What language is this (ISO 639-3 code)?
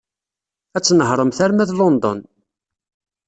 kab